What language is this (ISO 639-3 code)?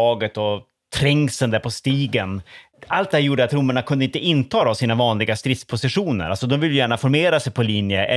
swe